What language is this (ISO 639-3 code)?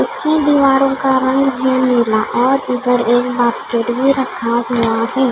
hin